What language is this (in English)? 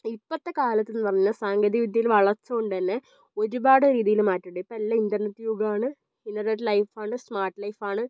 Malayalam